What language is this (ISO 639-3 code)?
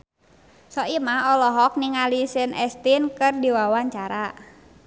sun